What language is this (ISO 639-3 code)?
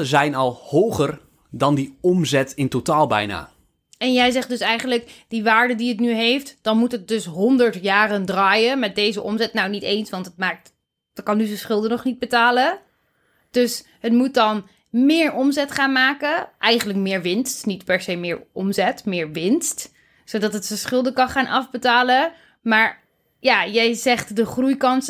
nld